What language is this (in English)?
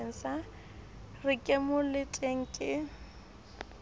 Southern Sotho